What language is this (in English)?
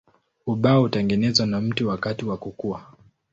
Swahili